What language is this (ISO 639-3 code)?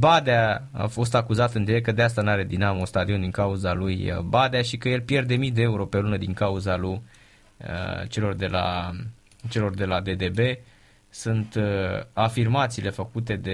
ron